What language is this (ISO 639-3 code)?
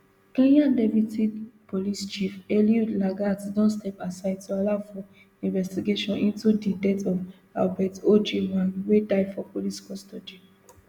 pcm